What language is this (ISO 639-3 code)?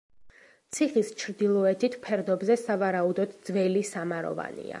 kat